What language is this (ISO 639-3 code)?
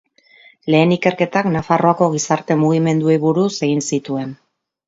eus